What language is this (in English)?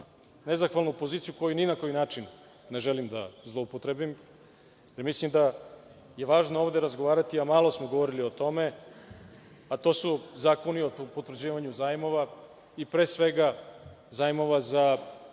Serbian